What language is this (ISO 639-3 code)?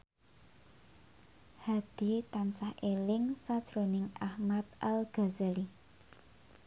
jav